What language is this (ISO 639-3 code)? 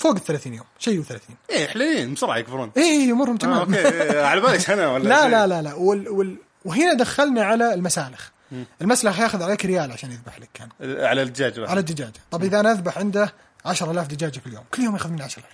ara